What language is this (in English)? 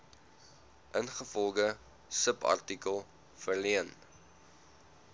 Afrikaans